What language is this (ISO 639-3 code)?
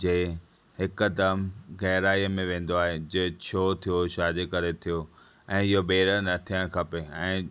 snd